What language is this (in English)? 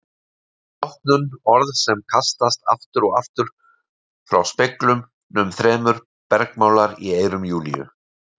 Icelandic